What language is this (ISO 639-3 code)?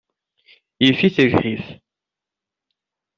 kab